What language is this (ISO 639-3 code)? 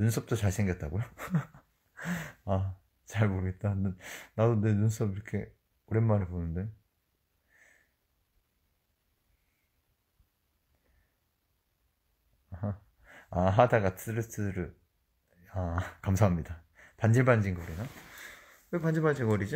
kor